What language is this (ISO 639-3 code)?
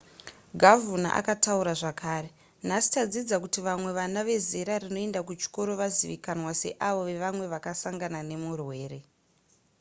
sna